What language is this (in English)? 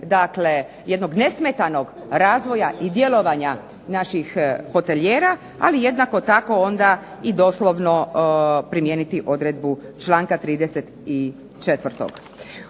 Croatian